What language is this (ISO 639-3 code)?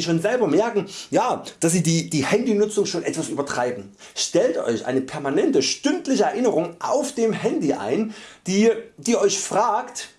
deu